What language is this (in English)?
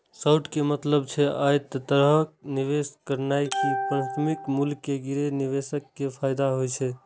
Maithili